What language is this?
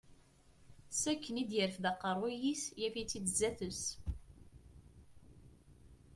Kabyle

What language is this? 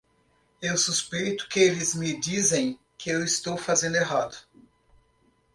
Portuguese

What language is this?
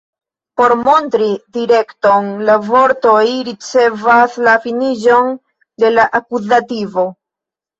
Esperanto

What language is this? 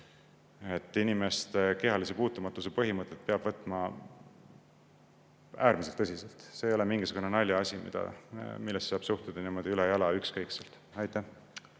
Estonian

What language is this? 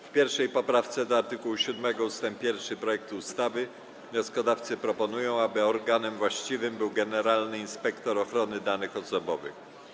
Polish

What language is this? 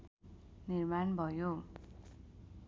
Nepali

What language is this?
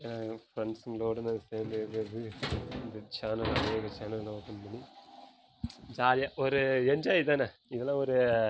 Tamil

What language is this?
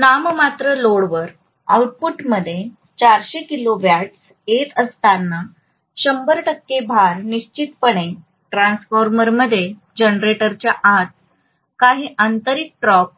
Marathi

